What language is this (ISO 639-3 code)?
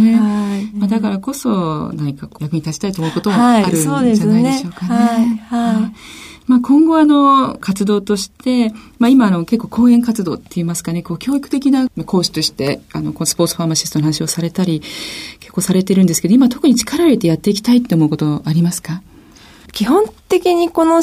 jpn